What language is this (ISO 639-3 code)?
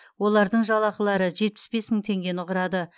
kaz